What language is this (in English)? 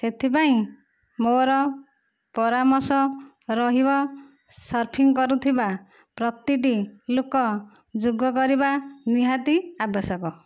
Odia